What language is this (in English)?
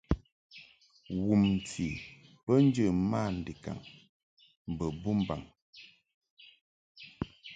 Mungaka